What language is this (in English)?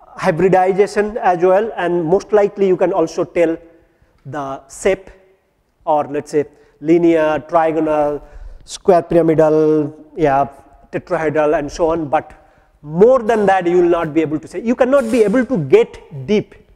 English